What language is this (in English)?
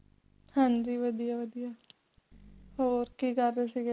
Punjabi